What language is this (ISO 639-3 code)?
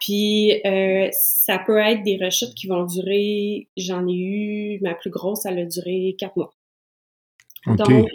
fra